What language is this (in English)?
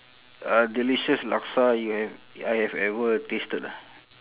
English